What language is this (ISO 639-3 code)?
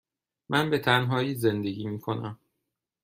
fas